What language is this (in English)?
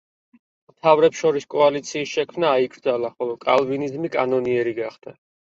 Georgian